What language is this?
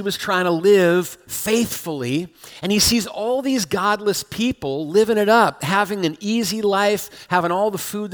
English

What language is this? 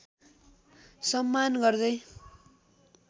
Nepali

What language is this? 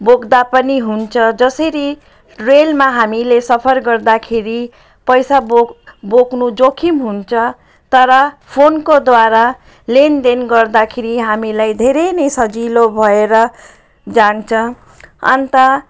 Nepali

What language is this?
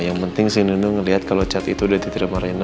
Indonesian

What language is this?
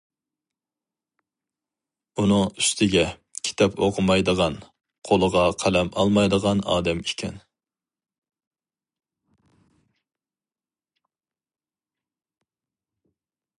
Uyghur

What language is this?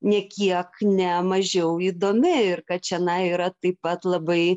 Lithuanian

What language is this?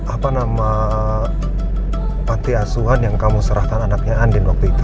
Indonesian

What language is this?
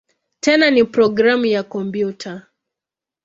Swahili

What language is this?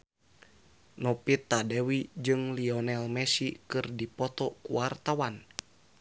Sundanese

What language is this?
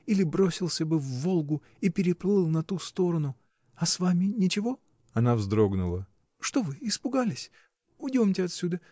Russian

